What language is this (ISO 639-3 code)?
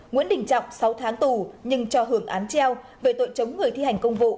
vie